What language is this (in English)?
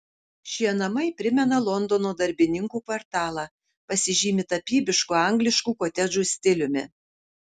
Lithuanian